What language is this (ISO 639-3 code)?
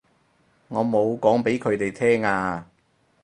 yue